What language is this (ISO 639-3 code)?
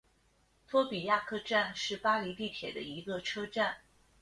zho